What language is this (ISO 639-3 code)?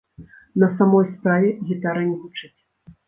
bel